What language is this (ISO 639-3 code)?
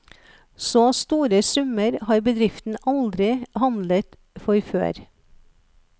nor